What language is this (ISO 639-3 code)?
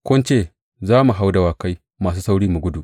hau